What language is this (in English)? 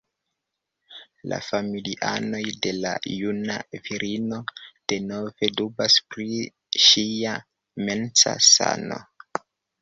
Esperanto